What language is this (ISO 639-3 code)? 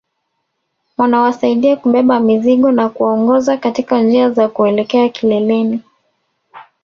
swa